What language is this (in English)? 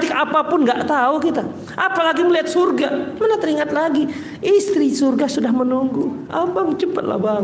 Indonesian